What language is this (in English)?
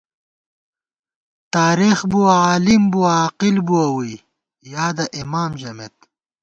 Gawar-Bati